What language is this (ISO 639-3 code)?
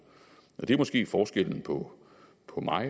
dan